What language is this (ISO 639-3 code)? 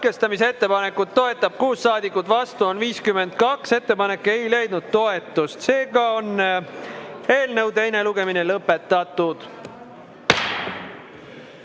est